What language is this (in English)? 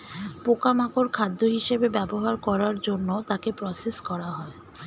Bangla